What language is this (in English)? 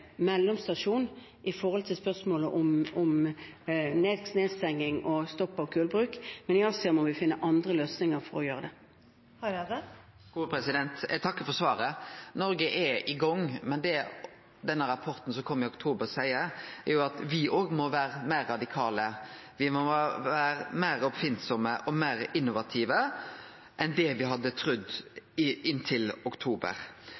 Norwegian